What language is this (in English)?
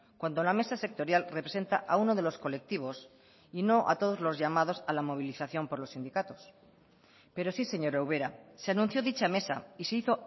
Spanish